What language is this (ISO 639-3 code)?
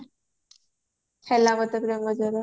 ori